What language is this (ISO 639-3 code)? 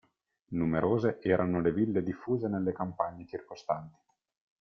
ita